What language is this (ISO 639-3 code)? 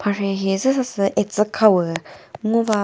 nri